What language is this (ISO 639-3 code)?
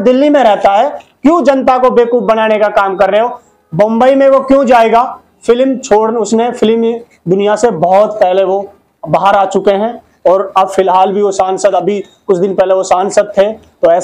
hin